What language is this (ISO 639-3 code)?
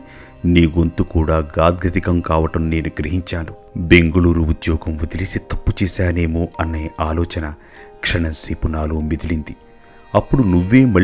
tel